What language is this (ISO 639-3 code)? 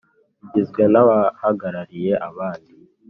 kin